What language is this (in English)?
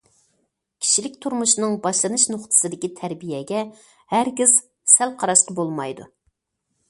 Uyghur